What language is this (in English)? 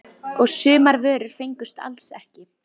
Icelandic